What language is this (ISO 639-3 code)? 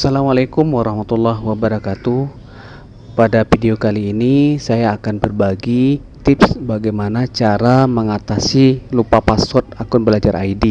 ind